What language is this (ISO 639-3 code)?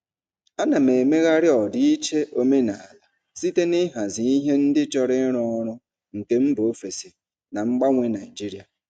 ibo